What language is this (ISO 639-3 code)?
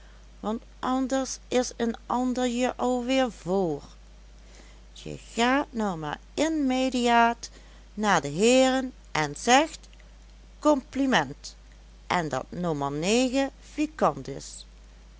nld